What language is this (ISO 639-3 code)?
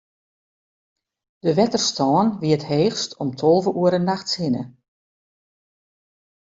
fry